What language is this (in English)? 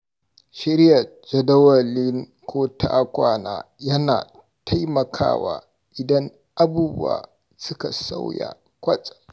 Hausa